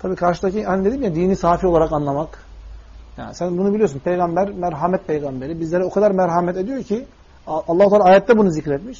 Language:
Turkish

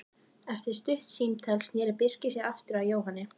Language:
Icelandic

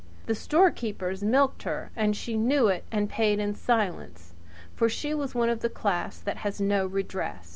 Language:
English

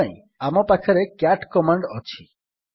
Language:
Odia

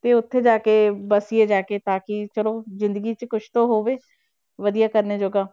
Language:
Punjabi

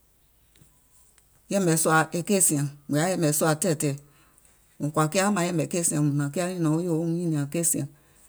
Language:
Gola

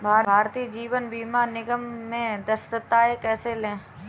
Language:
Hindi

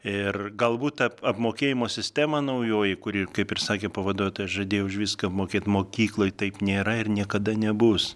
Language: Lithuanian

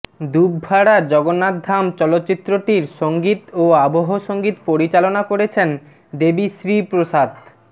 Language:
Bangla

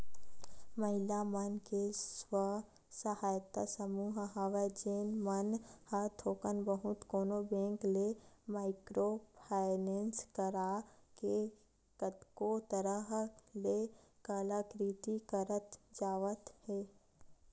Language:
Chhattisgarhi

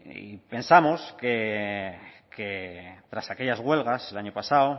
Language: Spanish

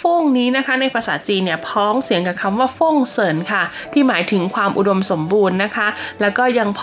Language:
Thai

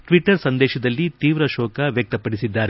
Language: Kannada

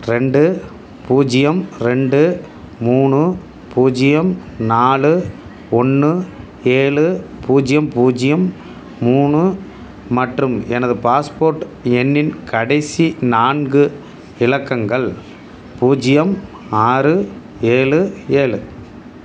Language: Tamil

